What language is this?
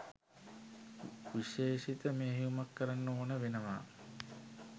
Sinhala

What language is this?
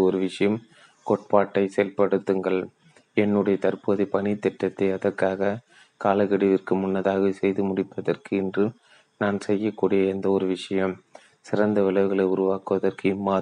Tamil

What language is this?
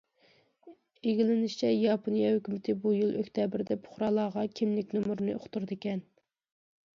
Uyghur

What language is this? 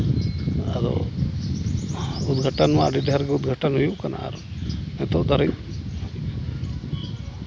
Santali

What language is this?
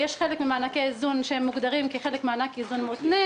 Hebrew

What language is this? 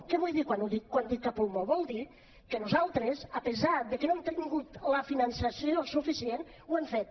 Catalan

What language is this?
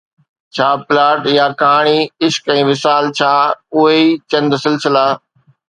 Sindhi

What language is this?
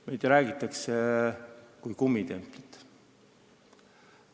Estonian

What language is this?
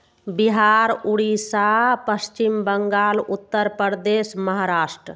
Maithili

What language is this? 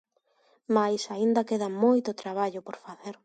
Galician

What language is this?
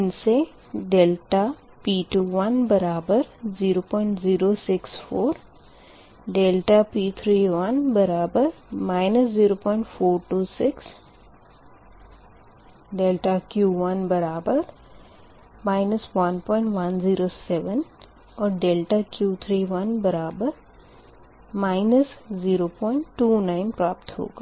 Hindi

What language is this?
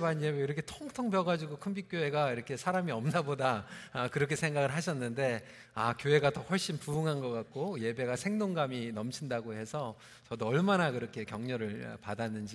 Korean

